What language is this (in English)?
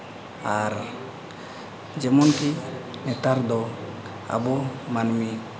Santali